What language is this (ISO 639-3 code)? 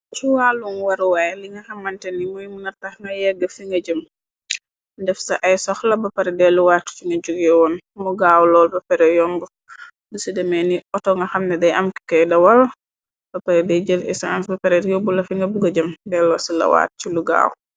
wol